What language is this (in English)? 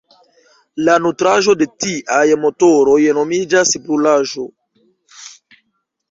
Esperanto